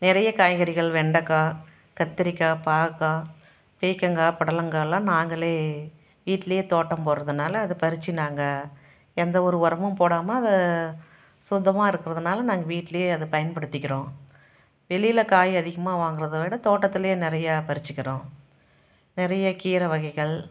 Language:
Tamil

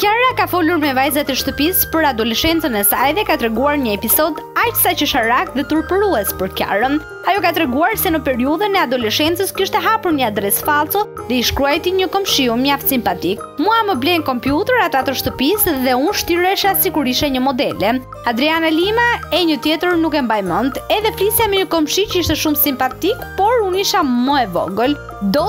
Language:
Romanian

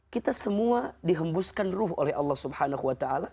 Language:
Indonesian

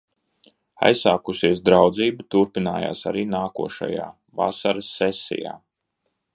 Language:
Latvian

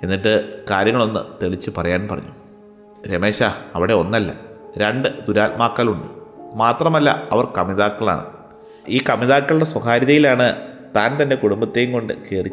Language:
Malayalam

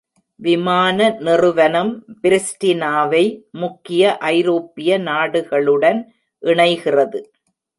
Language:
Tamil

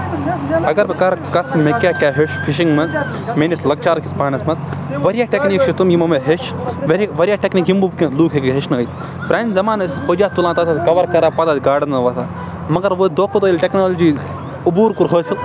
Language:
Kashmiri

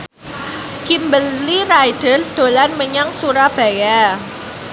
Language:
Javanese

